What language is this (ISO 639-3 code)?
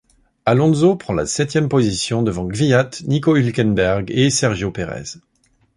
fra